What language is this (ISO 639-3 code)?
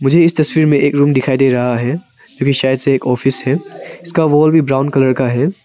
hin